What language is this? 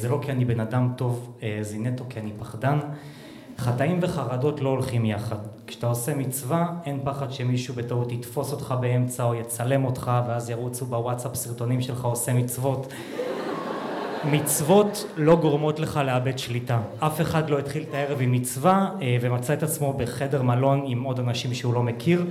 Hebrew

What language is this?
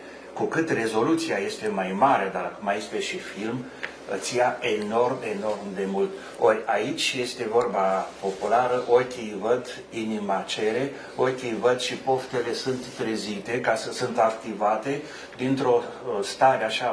Romanian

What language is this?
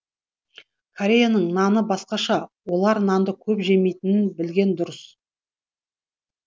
Kazakh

